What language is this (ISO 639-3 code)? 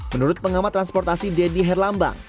ind